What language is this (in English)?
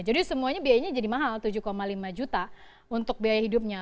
Indonesian